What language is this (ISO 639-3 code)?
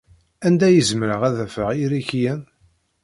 kab